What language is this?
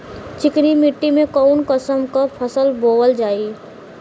Bhojpuri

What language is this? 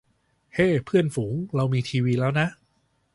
Thai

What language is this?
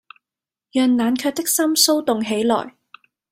Cantonese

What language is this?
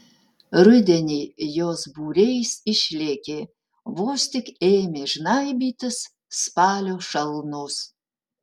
Lithuanian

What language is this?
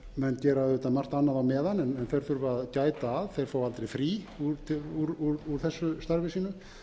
Icelandic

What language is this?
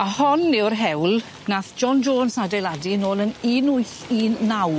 Welsh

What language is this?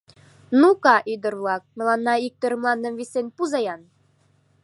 Mari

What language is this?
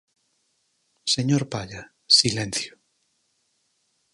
Galician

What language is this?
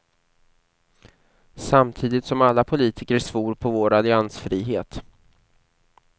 Swedish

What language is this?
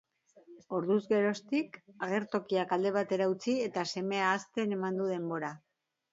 Basque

